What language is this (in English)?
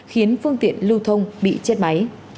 Vietnamese